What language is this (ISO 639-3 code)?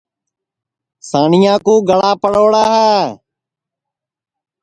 ssi